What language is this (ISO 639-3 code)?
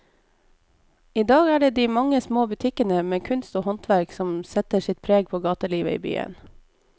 nor